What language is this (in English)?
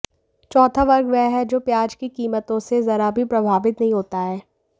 Hindi